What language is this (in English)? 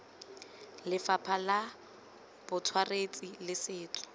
Tswana